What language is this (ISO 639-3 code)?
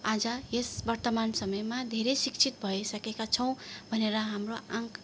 nep